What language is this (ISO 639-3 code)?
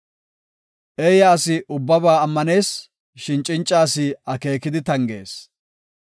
gof